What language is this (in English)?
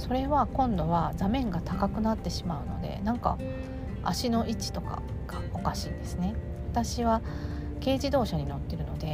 Japanese